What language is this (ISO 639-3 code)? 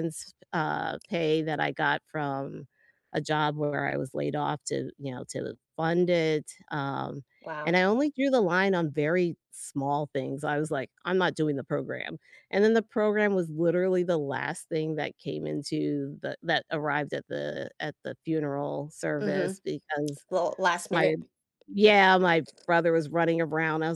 eng